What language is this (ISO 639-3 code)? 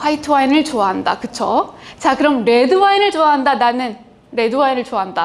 kor